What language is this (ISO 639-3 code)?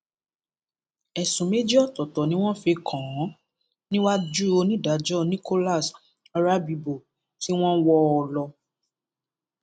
yor